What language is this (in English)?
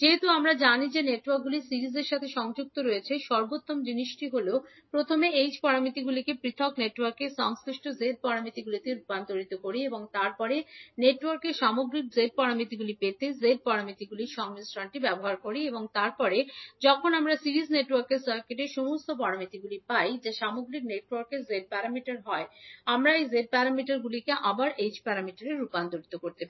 Bangla